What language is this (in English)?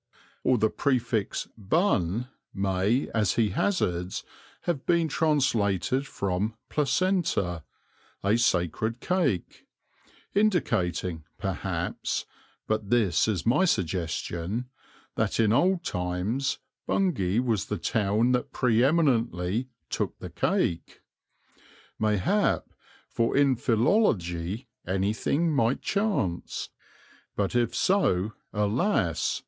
English